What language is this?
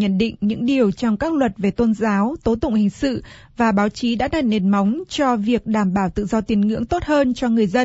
Vietnamese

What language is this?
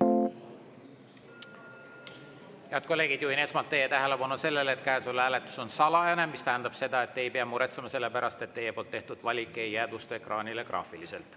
Estonian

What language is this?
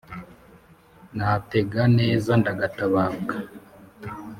Kinyarwanda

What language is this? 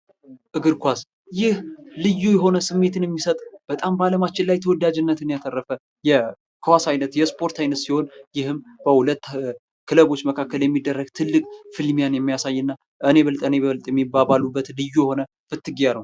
Amharic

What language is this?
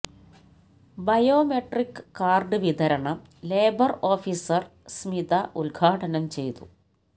Malayalam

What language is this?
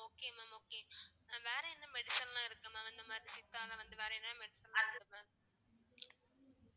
Tamil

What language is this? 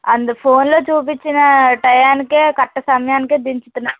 Telugu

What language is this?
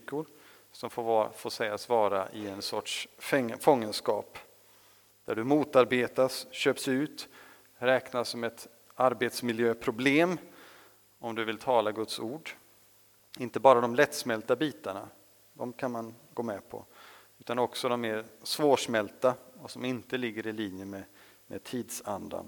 Swedish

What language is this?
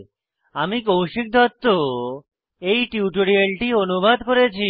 Bangla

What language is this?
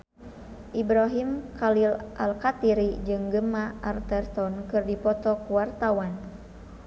Sundanese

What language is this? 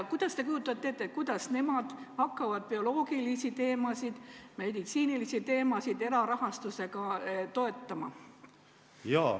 Estonian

